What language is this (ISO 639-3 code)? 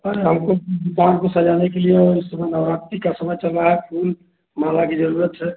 hin